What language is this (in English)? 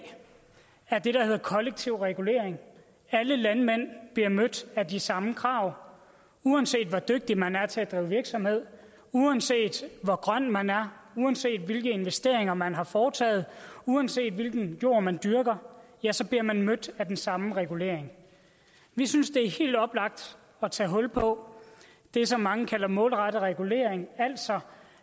Danish